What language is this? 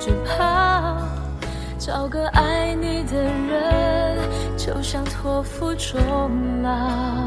Chinese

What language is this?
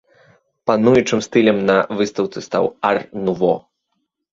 Belarusian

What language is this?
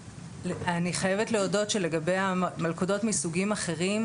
Hebrew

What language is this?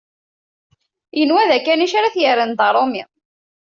Kabyle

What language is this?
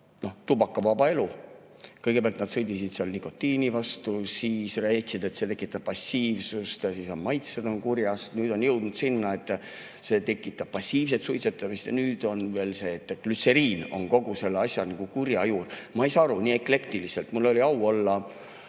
Estonian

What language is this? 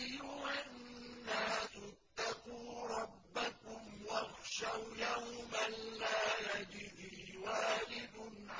Arabic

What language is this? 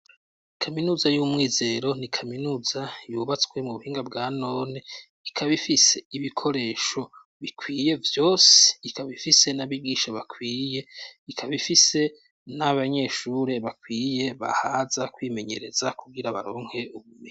Rundi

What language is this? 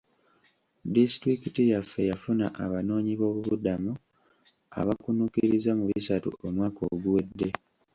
Ganda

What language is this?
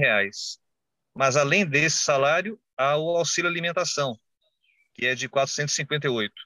Portuguese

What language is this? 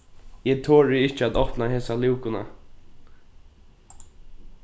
Faroese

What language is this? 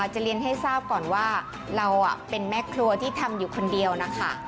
Thai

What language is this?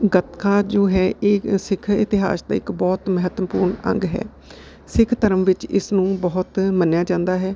Punjabi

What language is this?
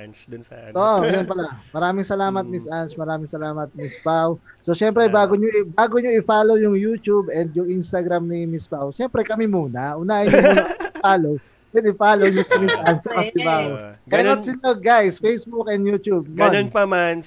Filipino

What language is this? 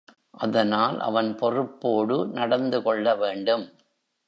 Tamil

